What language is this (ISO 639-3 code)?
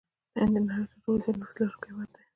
pus